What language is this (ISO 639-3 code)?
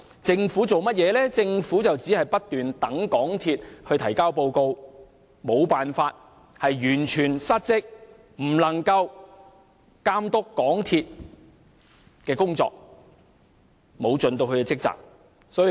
yue